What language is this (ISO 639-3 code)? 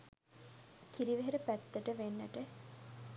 sin